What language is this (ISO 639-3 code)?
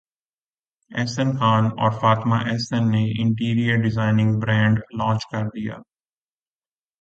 urd